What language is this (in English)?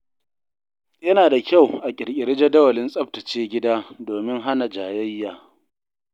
Hausa